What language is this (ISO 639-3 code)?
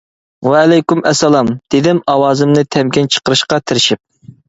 uig